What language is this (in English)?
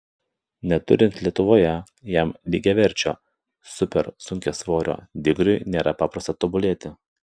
Lithuanian